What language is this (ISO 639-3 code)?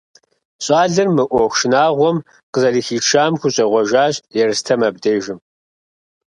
kbd